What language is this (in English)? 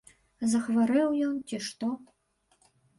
Belarusian